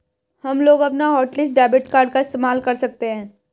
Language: Hindi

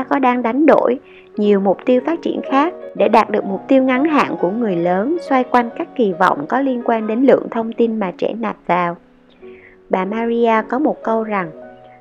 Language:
Vietnamese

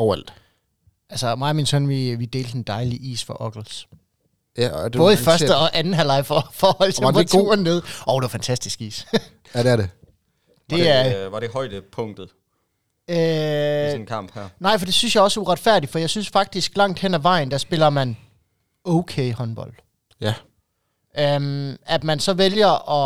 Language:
Danish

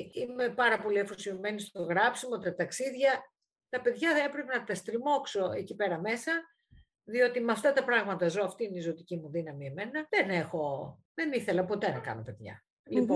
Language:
Greek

